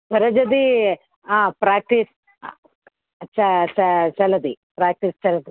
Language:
Sanskrit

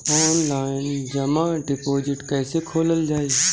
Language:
Bhojpuri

